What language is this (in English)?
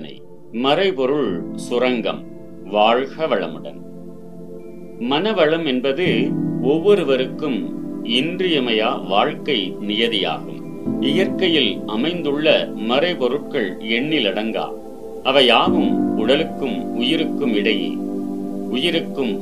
Tamil